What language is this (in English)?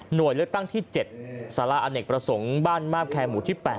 Thai